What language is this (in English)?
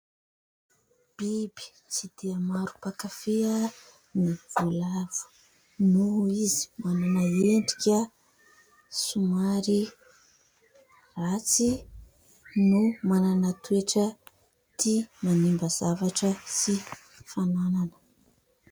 Malagasy